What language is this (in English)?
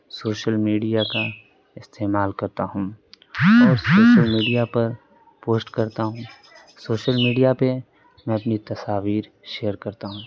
Urdu